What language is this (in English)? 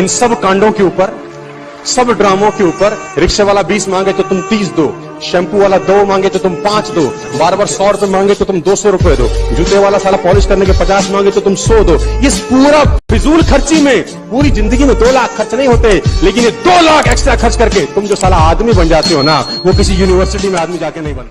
Hindi